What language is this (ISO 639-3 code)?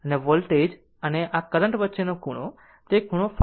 guj